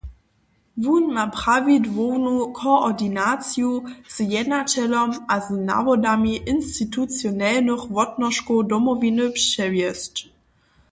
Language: Upper Sorbian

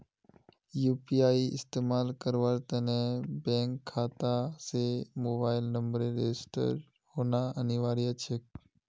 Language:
Magahi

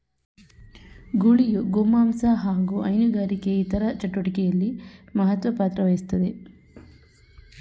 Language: Kannada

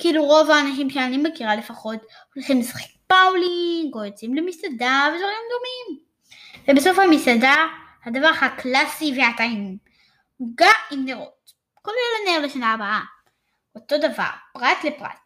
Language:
Hebrew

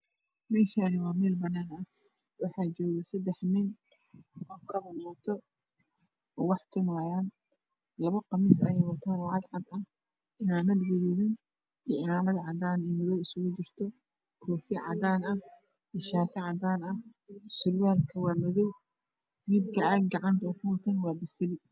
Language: Somali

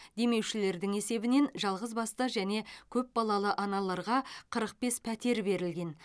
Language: Kazakh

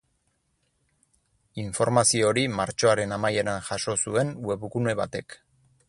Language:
Basque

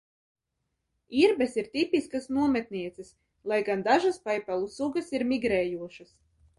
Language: Latvian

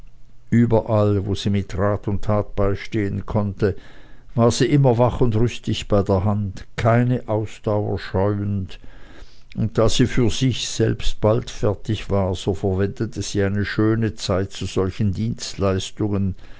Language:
German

